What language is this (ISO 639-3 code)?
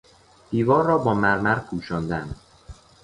fas